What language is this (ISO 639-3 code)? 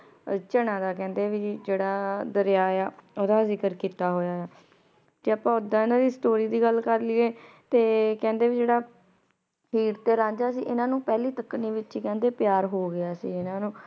pan